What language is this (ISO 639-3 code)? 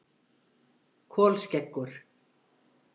isl